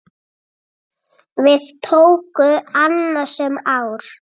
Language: Icelandic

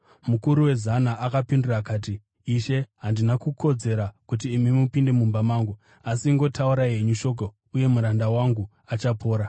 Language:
Shona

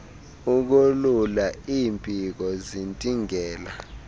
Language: Xhosa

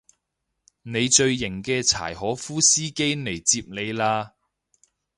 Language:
Cantonese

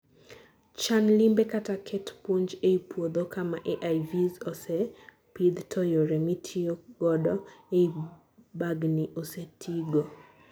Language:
Luo (Kenya and Tanzania)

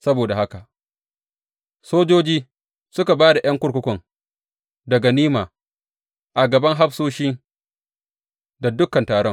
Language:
Hausa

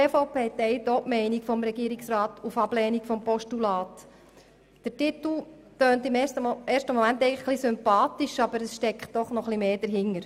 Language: Swiss German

